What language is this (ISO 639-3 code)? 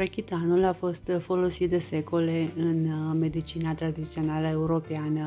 ron